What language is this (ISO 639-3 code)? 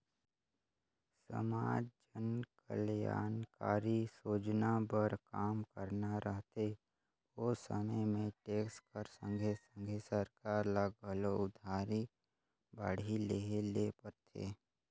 hne